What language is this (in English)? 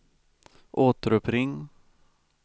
Swedish